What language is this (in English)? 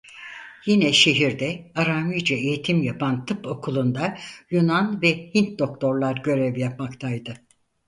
Turkish